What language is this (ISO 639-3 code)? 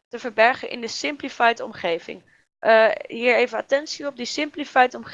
nld